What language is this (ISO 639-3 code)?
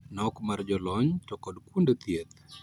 luo